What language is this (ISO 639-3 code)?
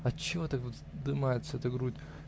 rus